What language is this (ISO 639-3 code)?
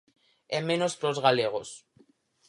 glg